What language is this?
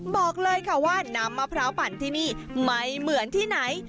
Thai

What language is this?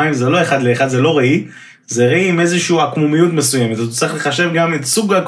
Hebrew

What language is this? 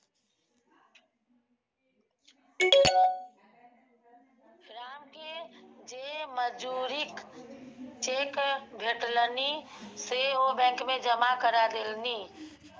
Maithili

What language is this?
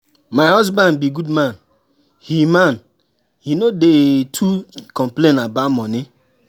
Nigerian Pidgin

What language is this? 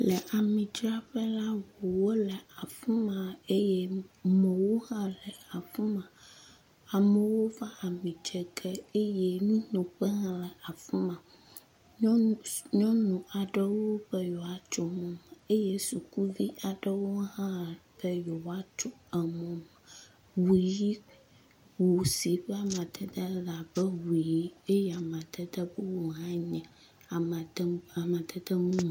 Ewe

